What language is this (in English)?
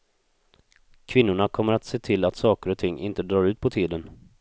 Swedish